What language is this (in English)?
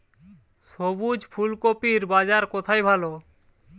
Bangla